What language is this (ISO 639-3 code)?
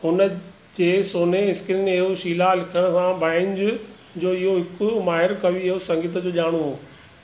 snd